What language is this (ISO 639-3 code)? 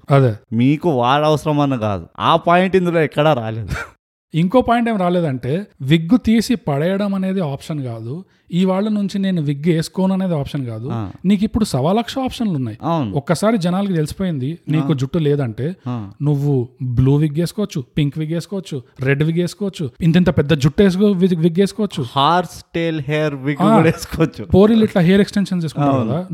tel